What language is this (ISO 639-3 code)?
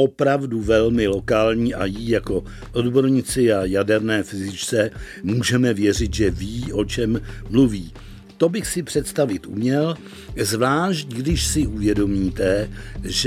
ces